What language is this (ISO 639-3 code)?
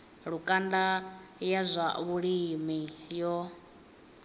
ven